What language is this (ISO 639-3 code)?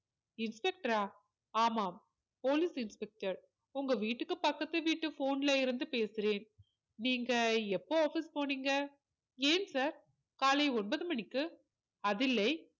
tam